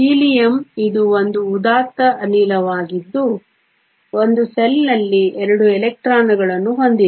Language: Kannada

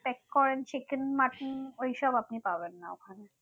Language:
Bangla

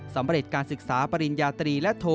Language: Thai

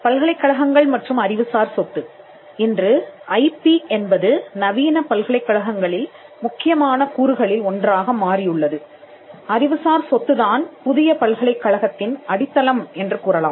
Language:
Tamil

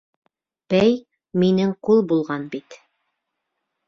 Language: Bashkir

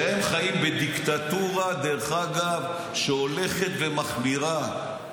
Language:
Hebrew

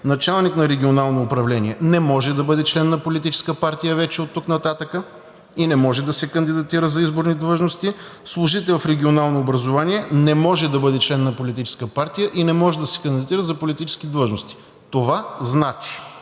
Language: Bulgarian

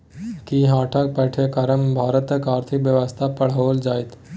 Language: Maithili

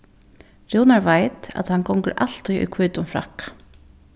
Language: Faroese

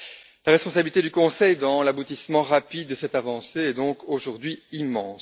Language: French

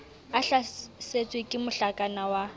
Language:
Southern Sotho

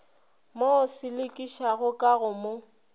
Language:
Northern Sotho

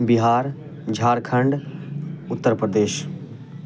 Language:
Urdu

